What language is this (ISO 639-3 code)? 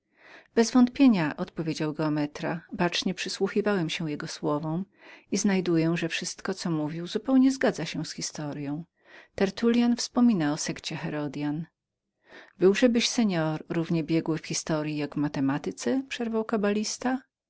pol